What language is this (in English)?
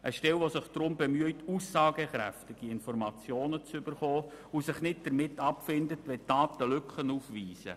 Swiss German